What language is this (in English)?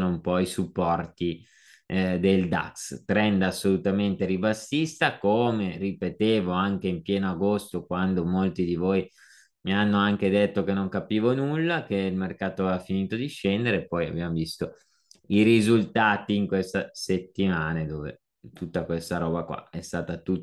Italian